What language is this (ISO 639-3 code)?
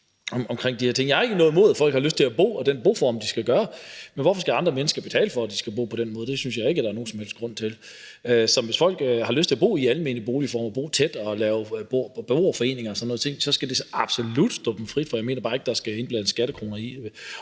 dan